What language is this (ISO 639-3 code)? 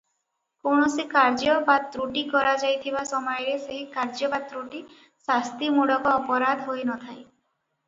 ori